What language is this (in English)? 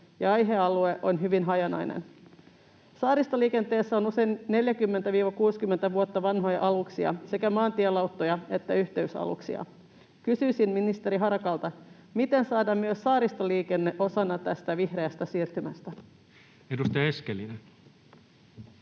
Finnish